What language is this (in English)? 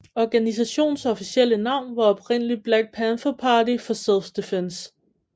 Danish